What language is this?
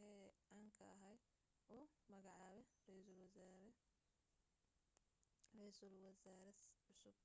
Somali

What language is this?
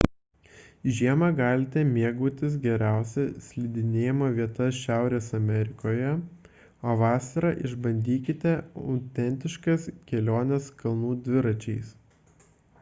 Lithuanian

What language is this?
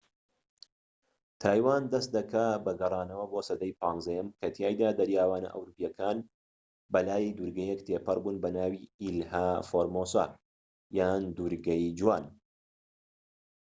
Central Kurdish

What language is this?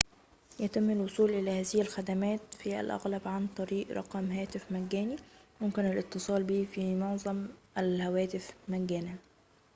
Arabic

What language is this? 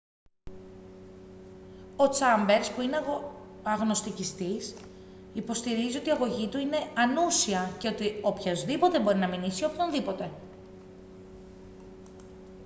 Greek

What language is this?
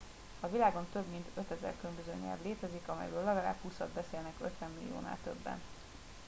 Hungarian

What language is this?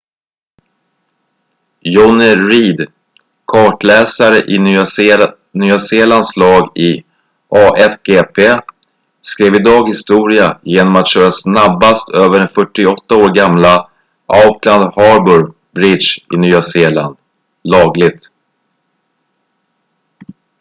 Swedish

